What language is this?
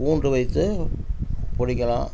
Tamil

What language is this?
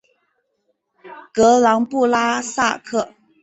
Chinese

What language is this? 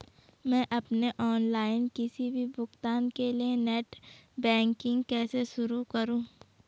Hindi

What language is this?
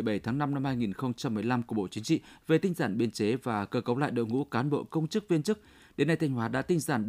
Vietnamese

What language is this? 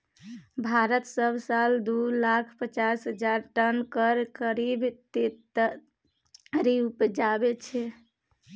Maithili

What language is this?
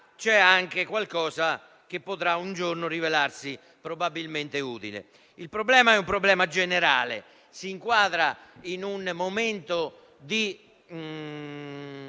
Italian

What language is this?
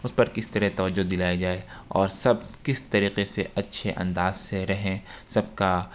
Urdu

